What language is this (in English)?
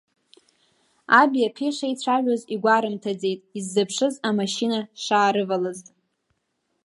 Abkhazian